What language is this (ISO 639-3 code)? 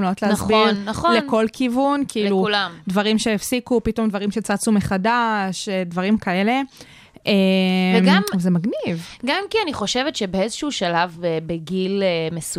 heb